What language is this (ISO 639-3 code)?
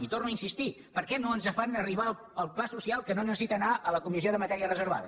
cat